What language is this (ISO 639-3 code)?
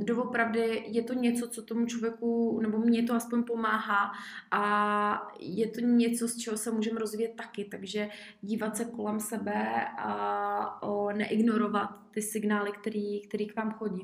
ces